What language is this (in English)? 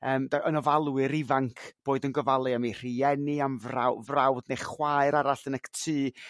Welsh